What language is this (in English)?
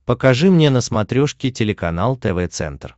Russian